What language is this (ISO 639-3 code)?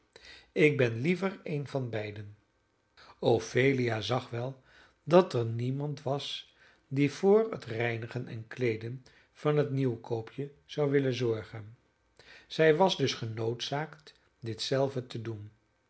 nld